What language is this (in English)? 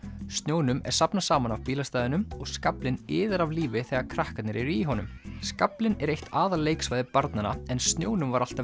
Icelandic